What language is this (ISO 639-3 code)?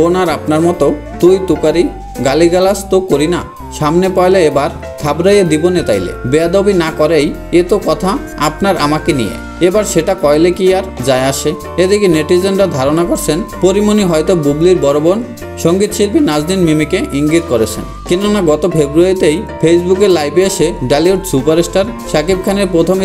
ben